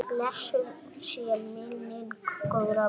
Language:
Icelandic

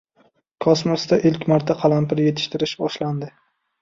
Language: Uzbek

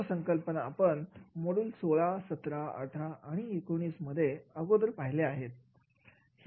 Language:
Marathi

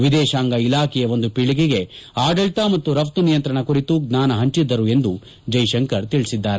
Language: Kannada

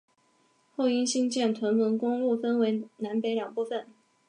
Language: Chinese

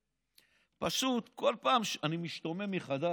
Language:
Hebrew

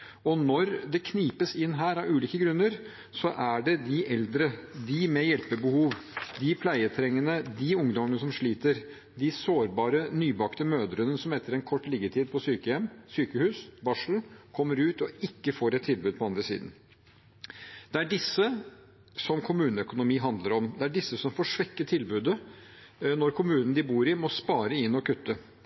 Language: Norwegian Bokmål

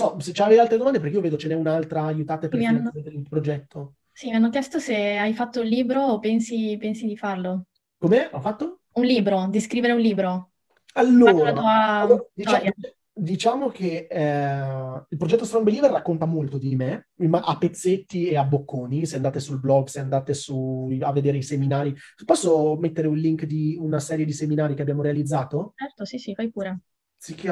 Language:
Italian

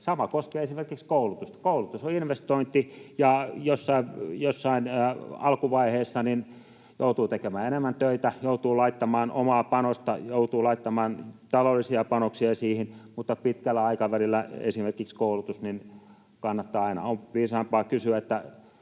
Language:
Finnish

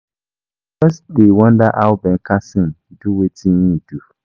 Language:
Nigerian Pidgin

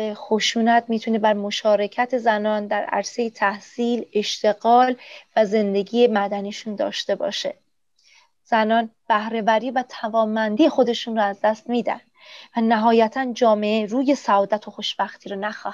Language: Persian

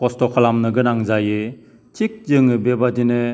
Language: Bodo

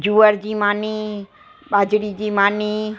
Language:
Sindhi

